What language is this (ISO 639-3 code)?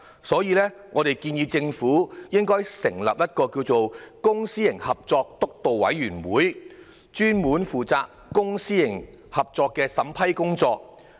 yue